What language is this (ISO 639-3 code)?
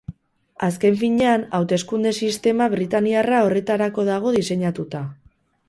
eus